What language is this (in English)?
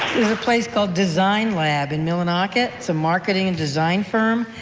English